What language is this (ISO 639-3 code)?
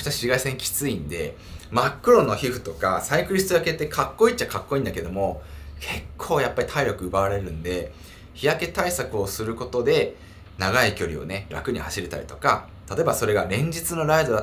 jpn